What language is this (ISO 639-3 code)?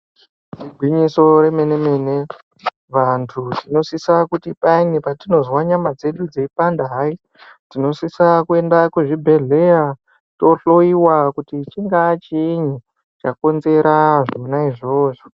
ndc